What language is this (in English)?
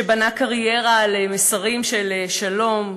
Hebrew